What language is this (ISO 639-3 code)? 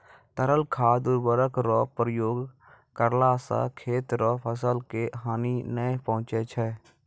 mai